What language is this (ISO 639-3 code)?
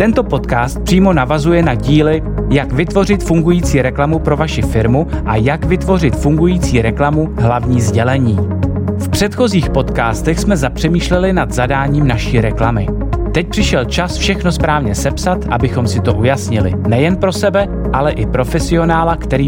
ces